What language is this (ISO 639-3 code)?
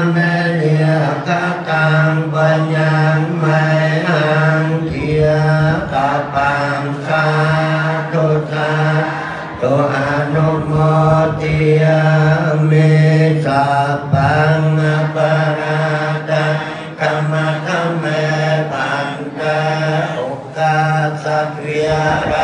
tha